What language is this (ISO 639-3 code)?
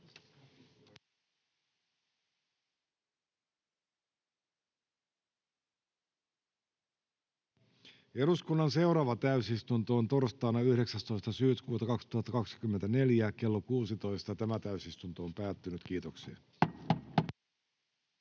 fin